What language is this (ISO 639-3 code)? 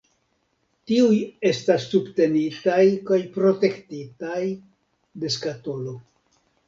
epo